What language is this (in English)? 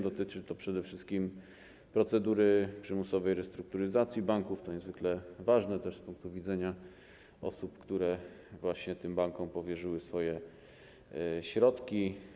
Polish